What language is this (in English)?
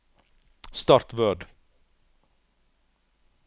Norwegian